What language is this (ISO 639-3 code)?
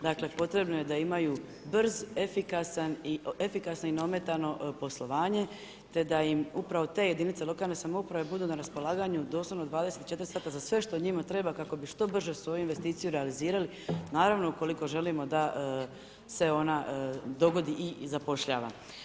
hrv